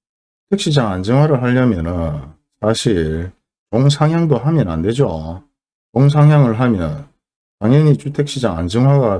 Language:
Korean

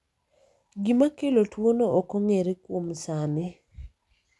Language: Luo (Kenya and Tanzania)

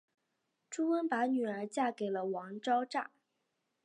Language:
Chinese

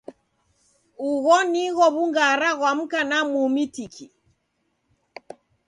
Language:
Taita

